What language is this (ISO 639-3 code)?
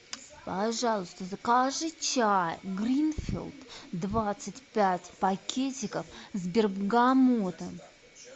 rus